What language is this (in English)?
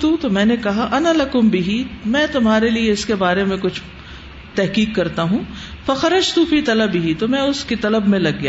Urdu